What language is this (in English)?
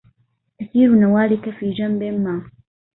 Arabic